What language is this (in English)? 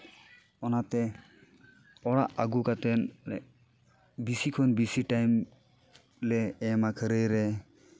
Santali